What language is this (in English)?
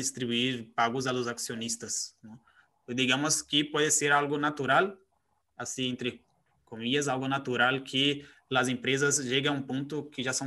Spanish